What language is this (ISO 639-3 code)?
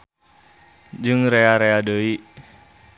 sun